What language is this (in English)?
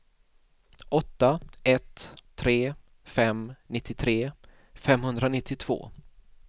Swedish